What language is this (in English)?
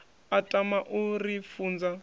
Venda